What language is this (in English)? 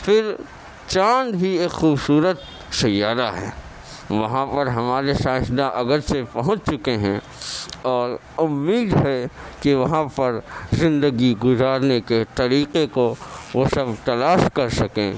Urdu